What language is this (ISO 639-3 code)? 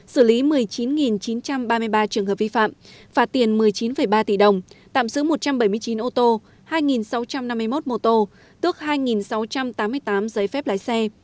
vie